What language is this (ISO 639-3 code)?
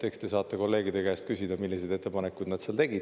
est